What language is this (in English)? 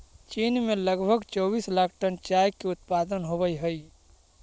Magahi